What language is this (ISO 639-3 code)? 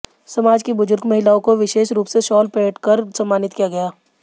hin